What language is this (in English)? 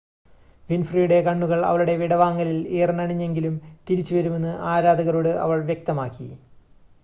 Malayalam